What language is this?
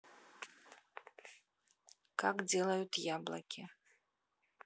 Russian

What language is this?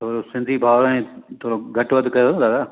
Sindhi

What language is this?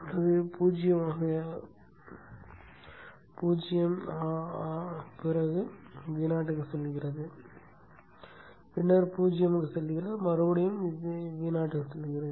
Tamil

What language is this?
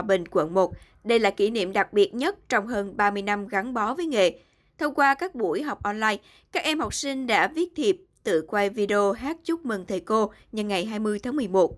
Vietnamese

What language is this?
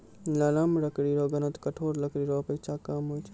Maithili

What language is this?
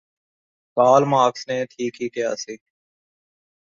Punjabi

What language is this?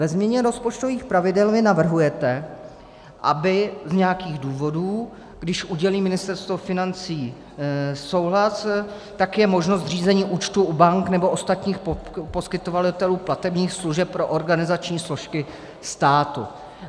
Czech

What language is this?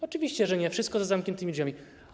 Polish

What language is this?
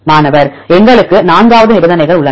Tamil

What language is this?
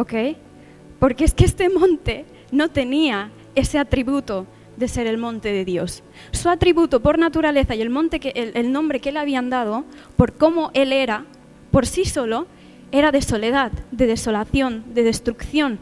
Spanish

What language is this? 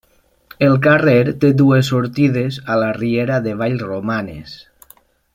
Catalan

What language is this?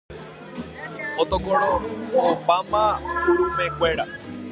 Guarani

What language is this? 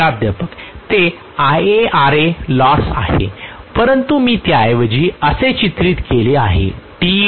Marathi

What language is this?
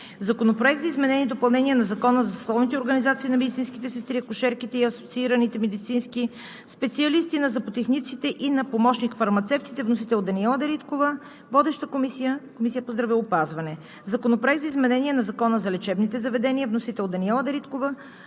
Bulgarian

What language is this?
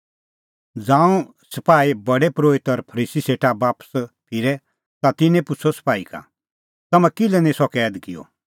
Kullu Pahari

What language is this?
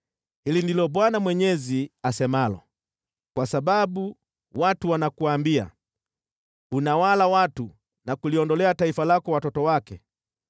Swahili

